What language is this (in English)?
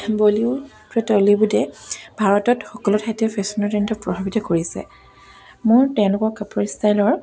Assamese